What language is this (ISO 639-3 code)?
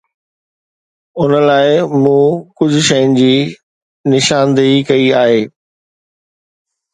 snd